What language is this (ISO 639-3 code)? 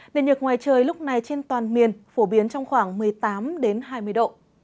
vie